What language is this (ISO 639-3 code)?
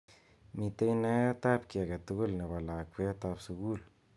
kln